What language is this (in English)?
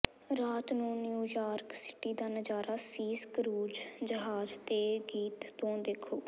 Punjabi